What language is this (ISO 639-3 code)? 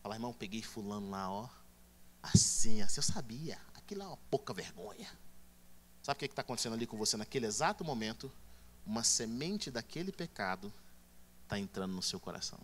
por